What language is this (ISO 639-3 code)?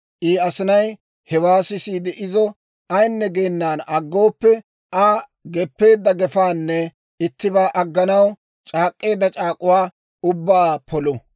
dwr